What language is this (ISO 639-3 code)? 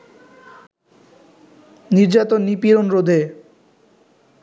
ben